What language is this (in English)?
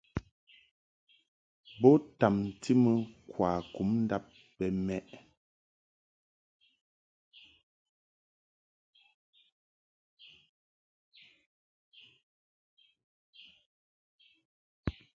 Mungaka